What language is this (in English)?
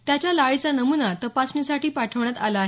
Marathi